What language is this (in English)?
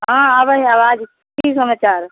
Maithili